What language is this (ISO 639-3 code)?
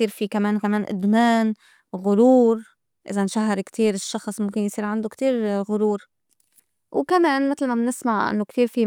apc